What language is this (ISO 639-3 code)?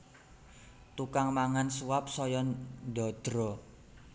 jav